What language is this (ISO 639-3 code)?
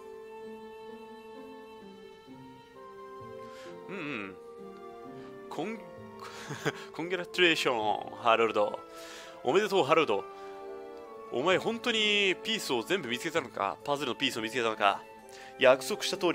jpn